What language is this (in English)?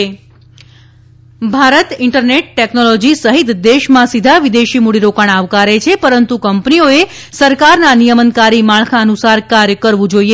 Gujarati